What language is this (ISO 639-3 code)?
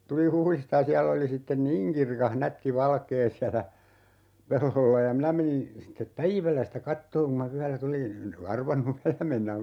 fin